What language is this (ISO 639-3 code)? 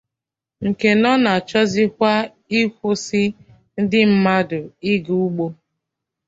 ibo